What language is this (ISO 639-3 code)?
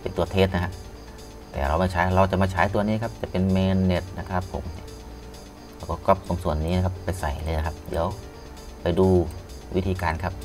tha